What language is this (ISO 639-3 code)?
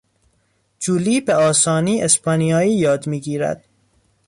fas